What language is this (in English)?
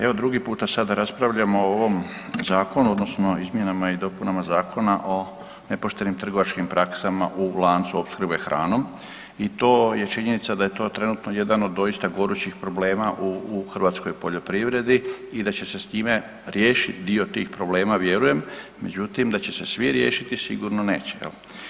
Croatian